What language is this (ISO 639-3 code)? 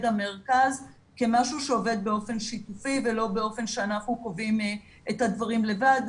heb